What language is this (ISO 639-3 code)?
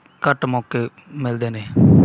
pan